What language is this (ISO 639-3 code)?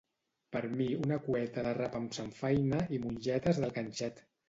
cat